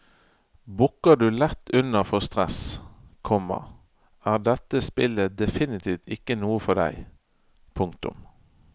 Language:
Norwegian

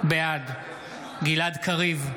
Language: Hebrew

